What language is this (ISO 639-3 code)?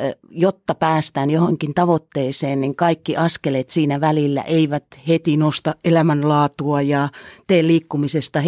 fin